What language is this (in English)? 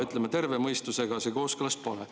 Estonian